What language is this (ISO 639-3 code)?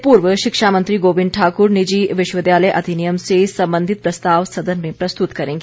hin